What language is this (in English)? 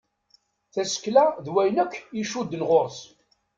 Kabyle